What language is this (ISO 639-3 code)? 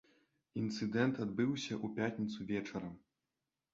bel